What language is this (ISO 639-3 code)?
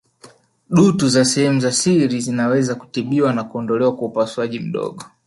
swa